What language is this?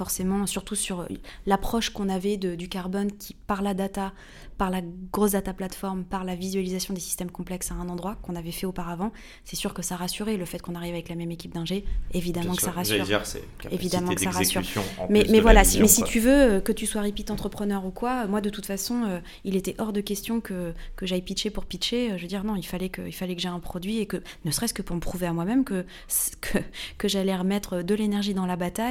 French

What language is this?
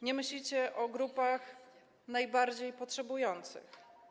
Polish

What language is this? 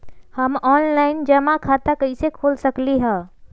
Magahi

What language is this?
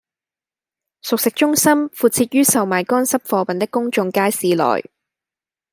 Cantonese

